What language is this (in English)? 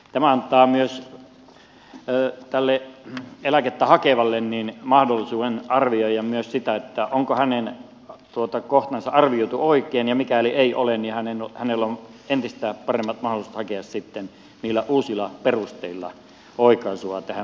Finnish